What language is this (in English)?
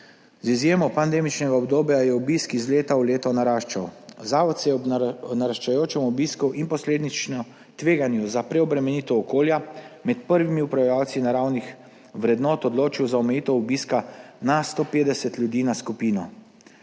Slovenian